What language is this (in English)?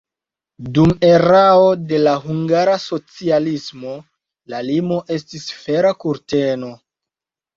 Esperanto